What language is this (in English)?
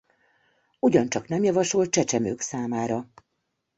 Hungarian